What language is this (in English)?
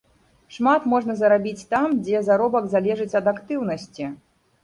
Belarusian